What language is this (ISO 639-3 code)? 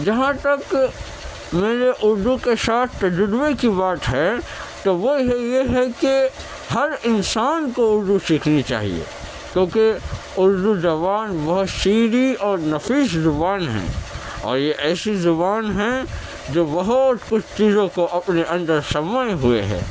urd